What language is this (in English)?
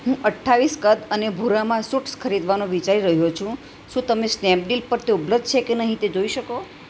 Gujarati